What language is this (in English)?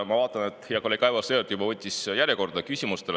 Estonian